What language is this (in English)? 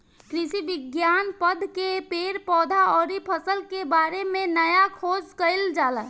Bhojpuri